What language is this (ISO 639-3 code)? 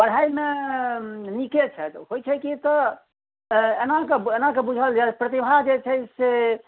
mai